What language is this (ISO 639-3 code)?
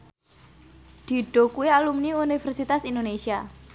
jav